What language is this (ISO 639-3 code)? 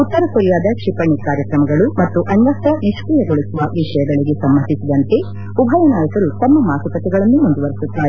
kan